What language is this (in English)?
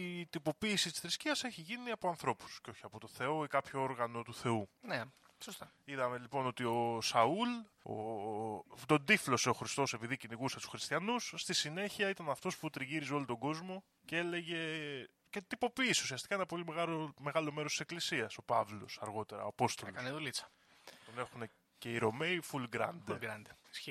Greek